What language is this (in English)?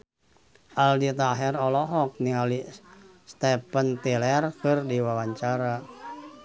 Sundanese